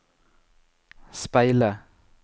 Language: Norwegian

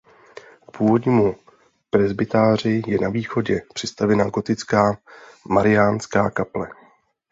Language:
Czech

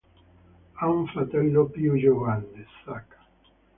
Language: Italian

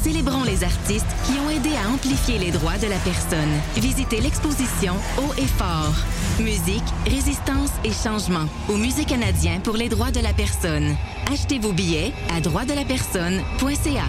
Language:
French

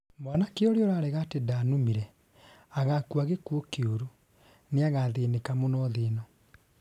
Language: Kikuyu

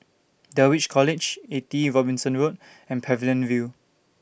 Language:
English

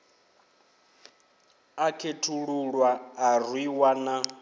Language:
Venda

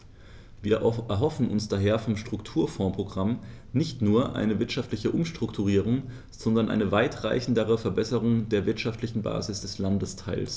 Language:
German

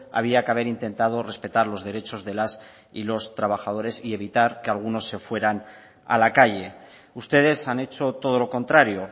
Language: Spanish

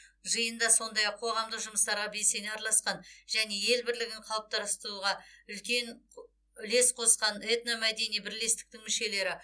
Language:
Kazakh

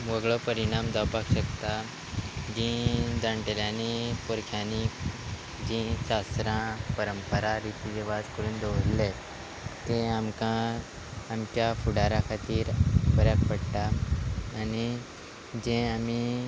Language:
Konkani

